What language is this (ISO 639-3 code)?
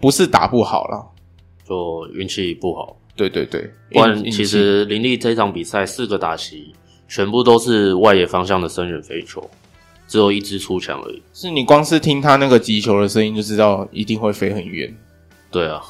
zho